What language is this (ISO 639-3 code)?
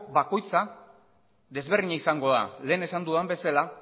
eus